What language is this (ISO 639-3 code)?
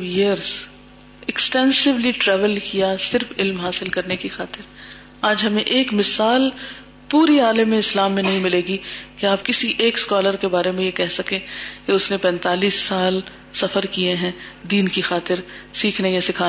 urd